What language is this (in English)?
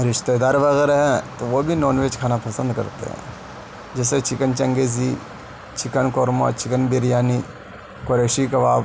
Urdu